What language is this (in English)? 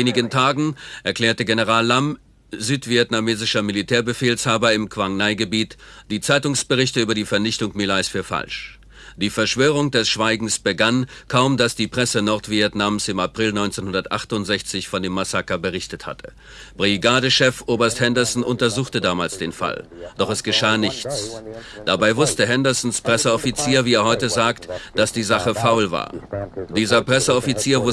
German